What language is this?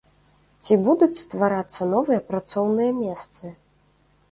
Belarusian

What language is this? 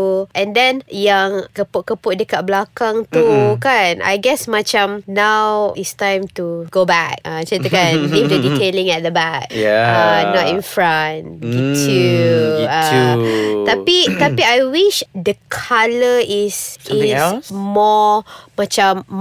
Malay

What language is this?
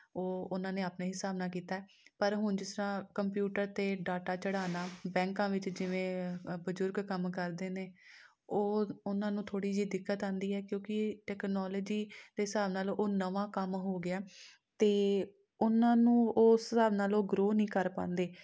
Punjabi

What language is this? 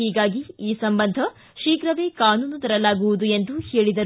Kannada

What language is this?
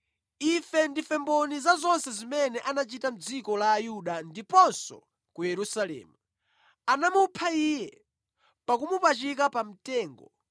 Nyanja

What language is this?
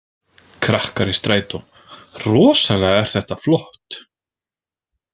Icelandic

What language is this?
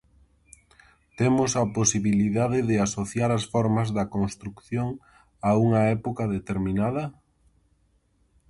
Galician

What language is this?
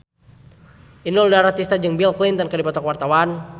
Sundanese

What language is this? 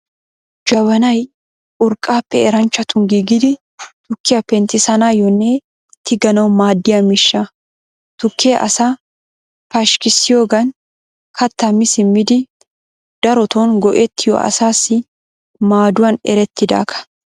Wolaytta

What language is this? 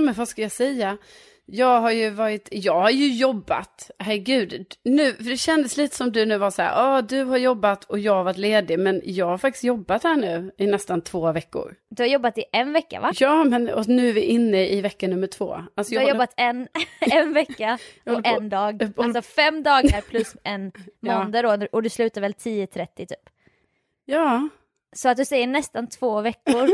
Swedish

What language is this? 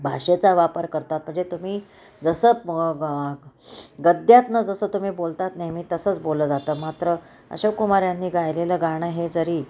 Marathi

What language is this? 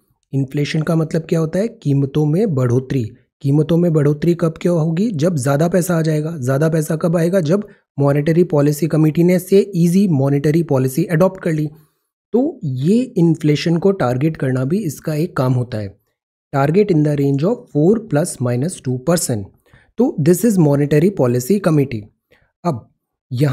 Hindi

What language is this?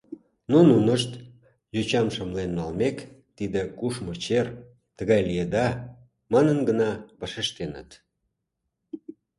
Mari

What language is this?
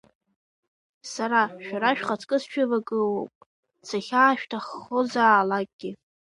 Abkhazian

